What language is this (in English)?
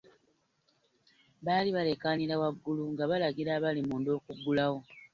Ganda